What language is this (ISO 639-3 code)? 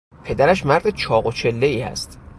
fas